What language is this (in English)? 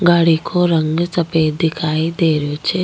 Rajasthani